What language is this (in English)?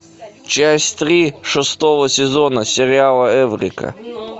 Russian